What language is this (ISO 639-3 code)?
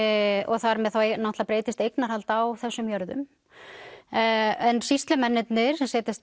isl